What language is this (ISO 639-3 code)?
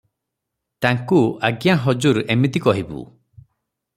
ori